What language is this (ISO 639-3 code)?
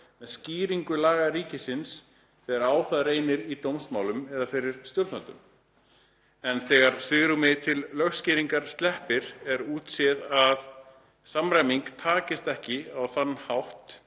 isl